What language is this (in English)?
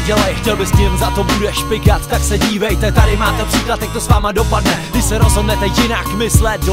Czech